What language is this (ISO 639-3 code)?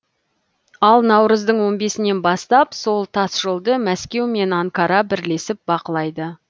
kaz